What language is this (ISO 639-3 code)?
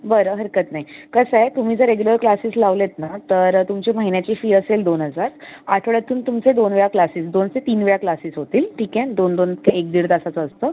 mar